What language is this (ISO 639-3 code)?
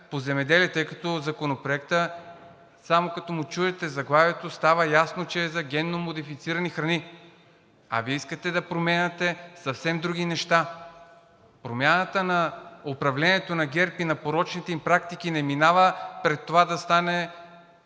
bul